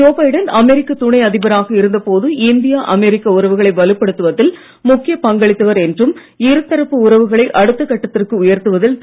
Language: Tamil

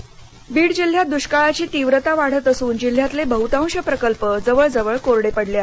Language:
Marathi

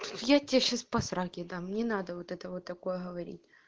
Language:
Russian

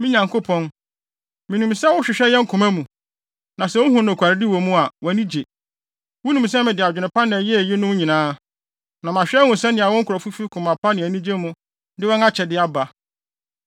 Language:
Akan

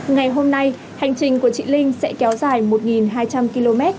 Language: Vietnamese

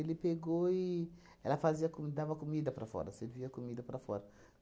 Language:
Portuguese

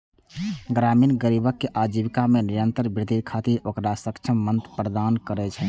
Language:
Maithili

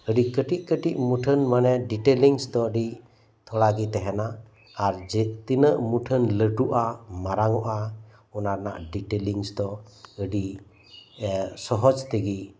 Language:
Santali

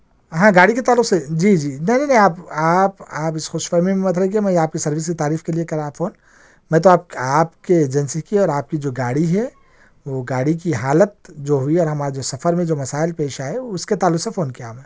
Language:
Urdu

